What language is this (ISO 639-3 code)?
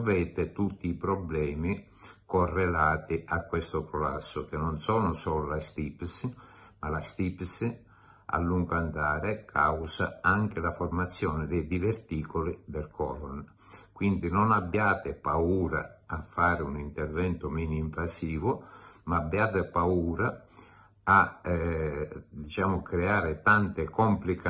ita